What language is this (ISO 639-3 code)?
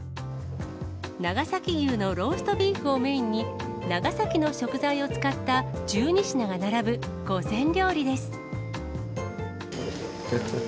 jpn